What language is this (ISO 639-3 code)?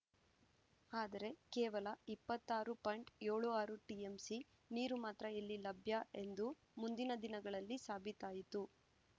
kan